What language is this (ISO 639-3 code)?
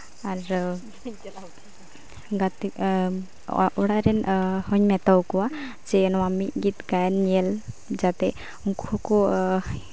sat